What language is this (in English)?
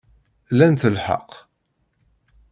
Kabyle